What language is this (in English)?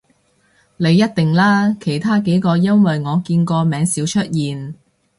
Cantonese